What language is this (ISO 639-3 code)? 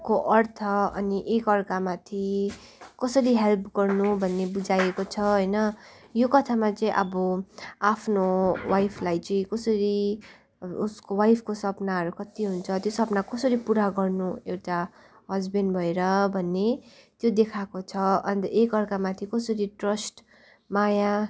nep